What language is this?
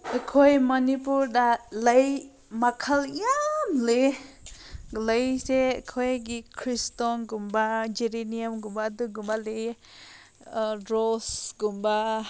Manipuri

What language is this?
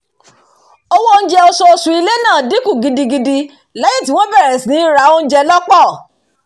Yoruba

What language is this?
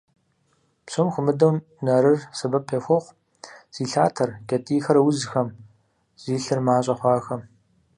Kabardian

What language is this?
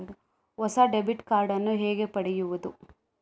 Kannada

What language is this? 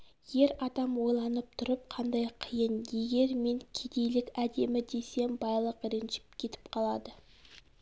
Kazakh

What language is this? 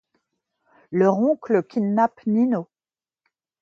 French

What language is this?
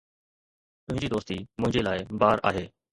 Sindhi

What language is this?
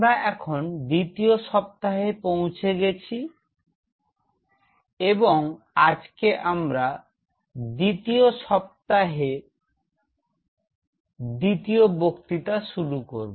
Bangla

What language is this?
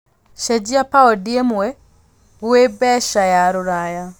Kikuyu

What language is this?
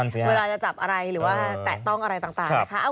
Thai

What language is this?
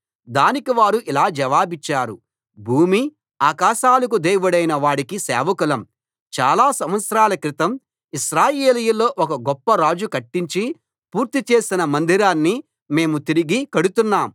Telugu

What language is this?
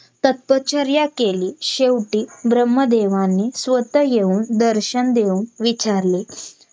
Marathi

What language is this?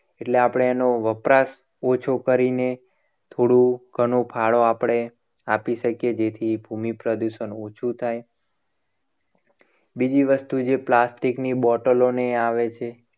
Gujarati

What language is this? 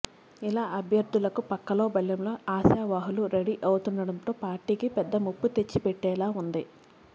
Telugu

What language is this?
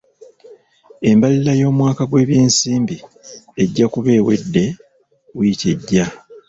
Ganda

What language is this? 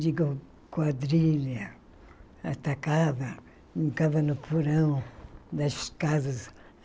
Portuguese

